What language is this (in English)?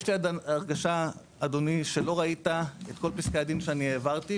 Hebrew